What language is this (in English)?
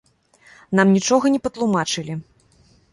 Belarusian